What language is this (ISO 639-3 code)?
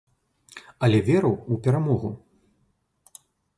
bel